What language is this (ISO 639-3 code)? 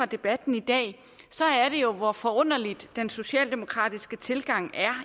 dan